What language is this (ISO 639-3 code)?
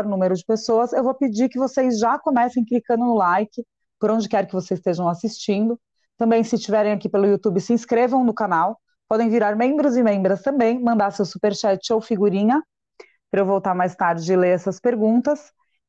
por